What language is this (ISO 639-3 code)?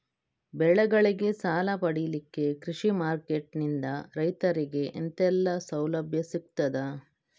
kan